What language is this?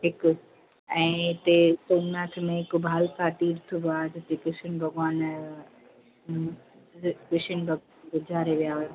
Sindhi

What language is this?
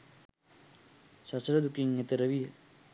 Sinhala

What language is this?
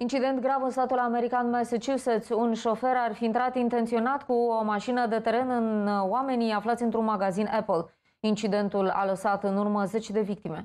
Romanian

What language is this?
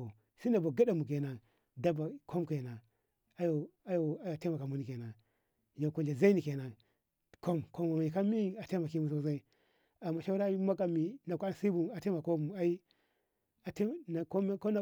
Ngamo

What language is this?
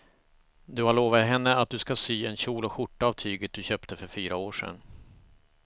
Swedish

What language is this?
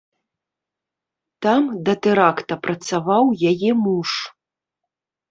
Belarusian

